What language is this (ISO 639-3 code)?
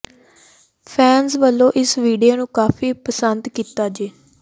pan